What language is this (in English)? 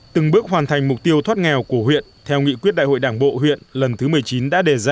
Vietnamese